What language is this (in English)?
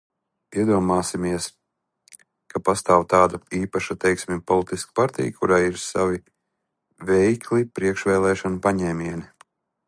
Latvian